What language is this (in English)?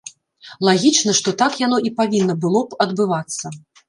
Belarusian